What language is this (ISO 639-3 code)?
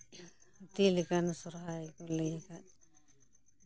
sat